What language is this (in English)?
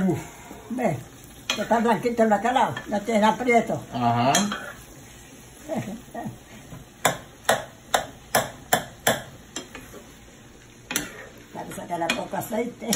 Spanish